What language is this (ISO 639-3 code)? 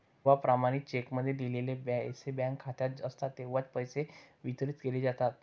mar